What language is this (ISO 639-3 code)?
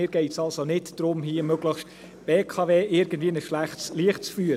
gsw